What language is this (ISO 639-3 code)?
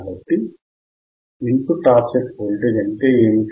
tel